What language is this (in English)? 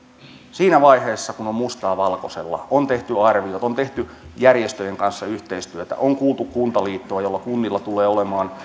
Finnish